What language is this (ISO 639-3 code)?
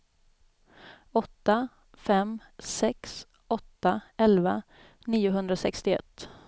swe